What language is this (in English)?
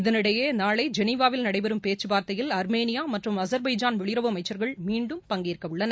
Tamil